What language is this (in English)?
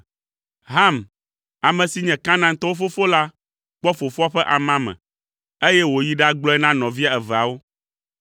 Ewe